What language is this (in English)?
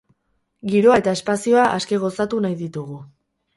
Basque